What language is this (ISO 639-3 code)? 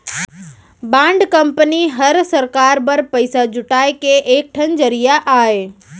hne